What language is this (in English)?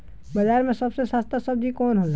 Bhojpuri